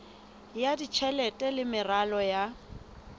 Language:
Southern Sotho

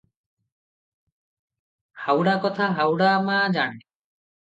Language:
Odia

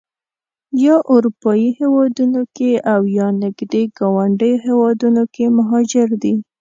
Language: Pashto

